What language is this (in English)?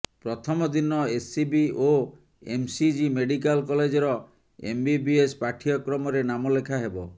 Odia